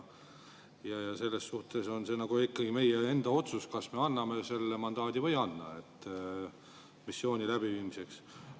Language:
Estonian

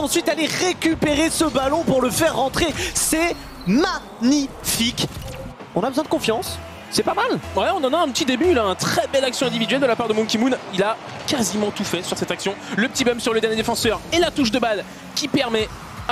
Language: French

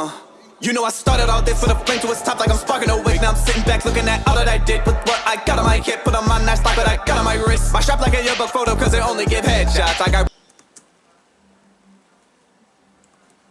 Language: English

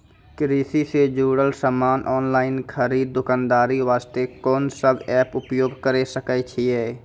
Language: Maithili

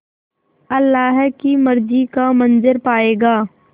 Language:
Hindi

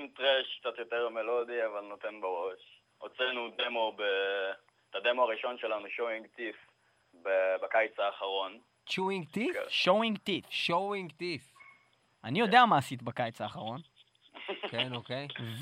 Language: Hebrew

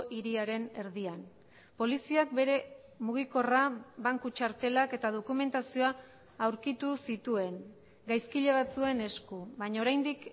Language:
Basque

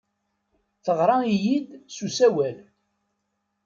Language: Kabyle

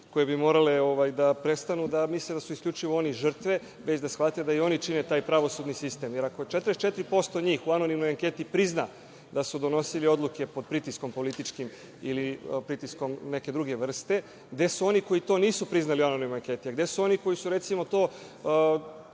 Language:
Serbian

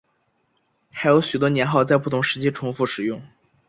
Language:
Chinese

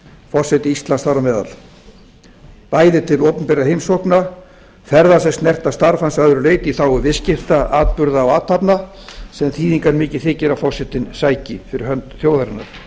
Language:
Icelandic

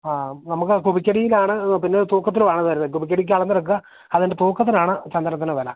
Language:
Malayalam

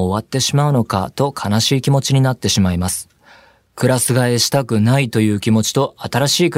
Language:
Japanese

